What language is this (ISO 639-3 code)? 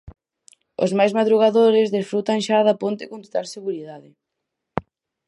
glg